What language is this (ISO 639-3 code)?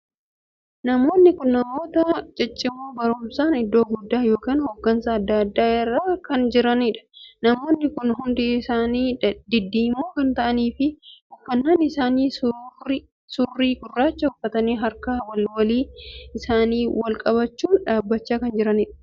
orm